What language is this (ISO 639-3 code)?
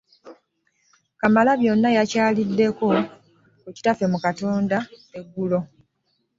lug